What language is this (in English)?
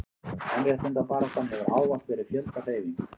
Icelandic